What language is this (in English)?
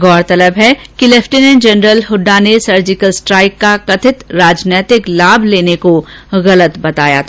Hindi